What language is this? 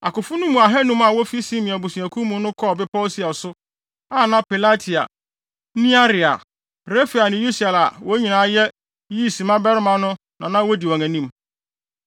Akan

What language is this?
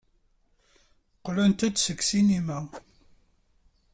Kabyle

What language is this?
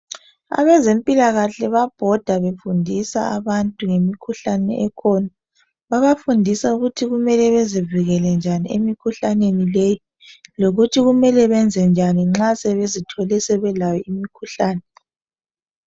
North Ndebele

